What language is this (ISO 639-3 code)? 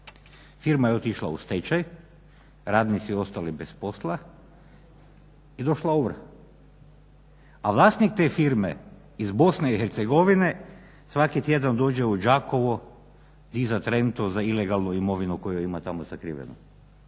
hrv